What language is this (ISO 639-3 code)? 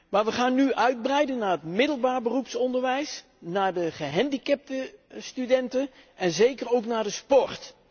nld